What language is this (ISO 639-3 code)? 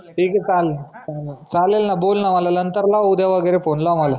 mar